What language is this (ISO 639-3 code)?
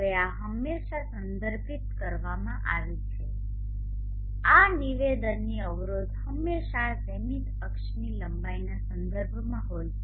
guj